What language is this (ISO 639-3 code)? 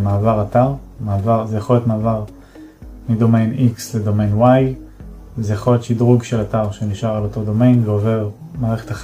heb